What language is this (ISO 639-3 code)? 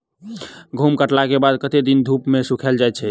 mai